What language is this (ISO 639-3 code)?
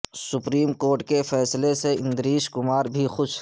urd